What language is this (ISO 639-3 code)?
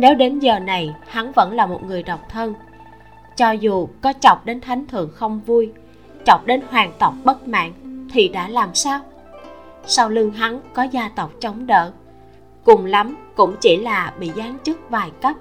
vie